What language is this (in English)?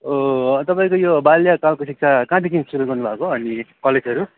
Nepali